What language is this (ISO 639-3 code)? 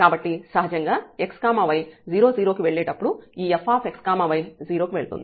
tel